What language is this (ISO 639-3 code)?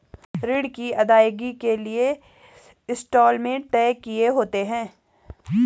hin